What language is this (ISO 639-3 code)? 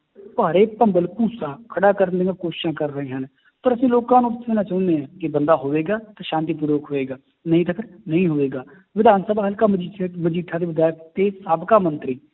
pan